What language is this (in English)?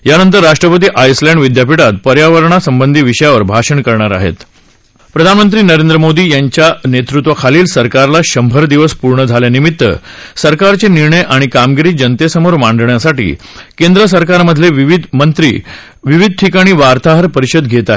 Marathi